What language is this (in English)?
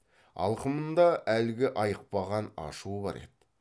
Kazakh